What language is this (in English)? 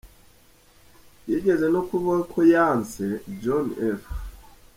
Kinyarwanda